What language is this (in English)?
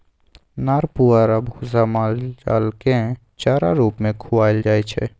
Maithili